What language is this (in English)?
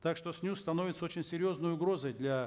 Kazakh